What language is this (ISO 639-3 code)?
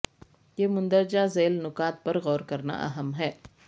urd